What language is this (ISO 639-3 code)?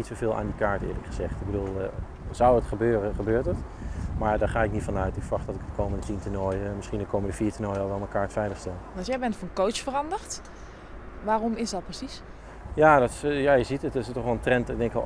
nld